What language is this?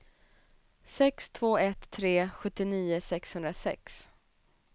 Swedish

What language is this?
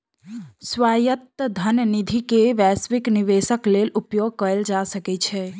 Maithili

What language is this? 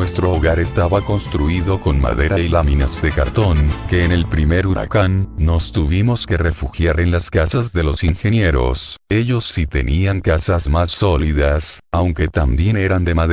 Spanish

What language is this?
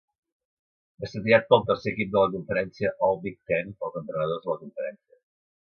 Catalan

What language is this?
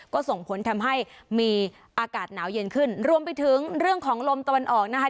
Thai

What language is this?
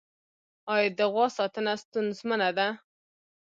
Pashto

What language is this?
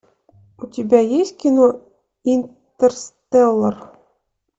Russian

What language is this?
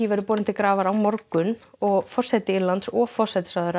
Icelandic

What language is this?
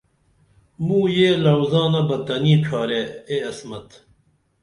Dameli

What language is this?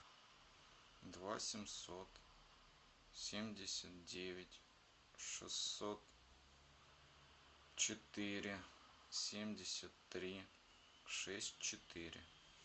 Russian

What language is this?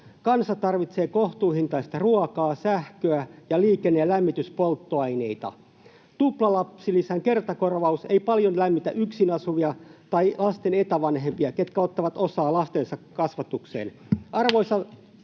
Finnish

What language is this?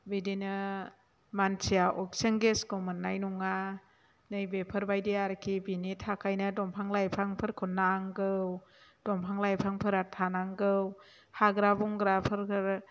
Bodo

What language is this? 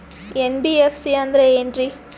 Kannada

